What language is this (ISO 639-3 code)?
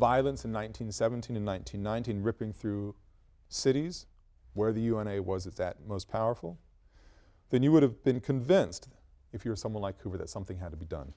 eng